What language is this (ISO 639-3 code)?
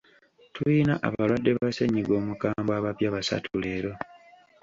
lug